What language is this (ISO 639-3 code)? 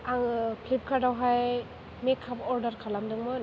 brx